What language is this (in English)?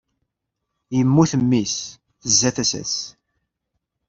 Kabyle